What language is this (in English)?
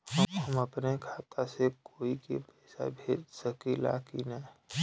Bhojpuri